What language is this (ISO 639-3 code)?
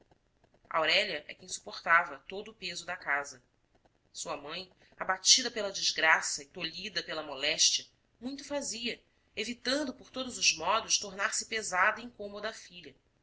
por